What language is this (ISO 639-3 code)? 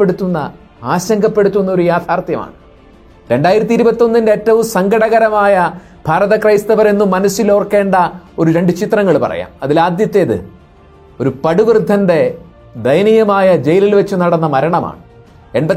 mal